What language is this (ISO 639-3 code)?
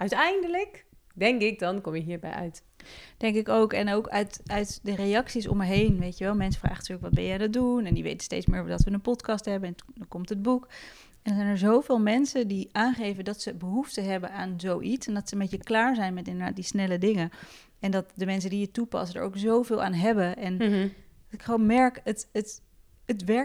nld